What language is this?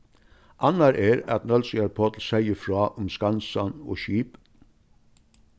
Faroese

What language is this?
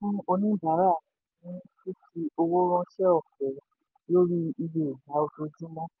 Yoruba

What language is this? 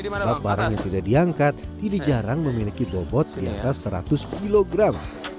Indonesian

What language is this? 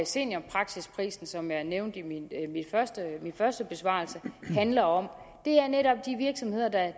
Danish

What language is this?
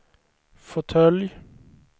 Swedish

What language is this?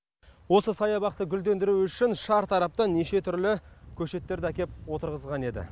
Kazakh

